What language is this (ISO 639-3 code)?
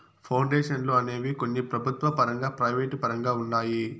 tel